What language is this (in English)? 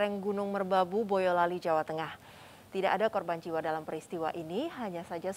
Indonesian